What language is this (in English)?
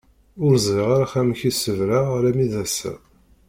Kabyle